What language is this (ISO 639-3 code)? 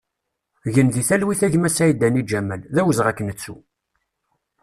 kab